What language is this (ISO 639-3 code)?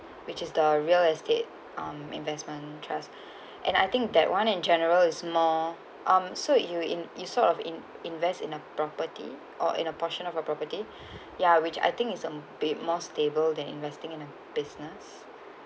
eng